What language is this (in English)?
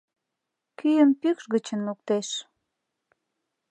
Mari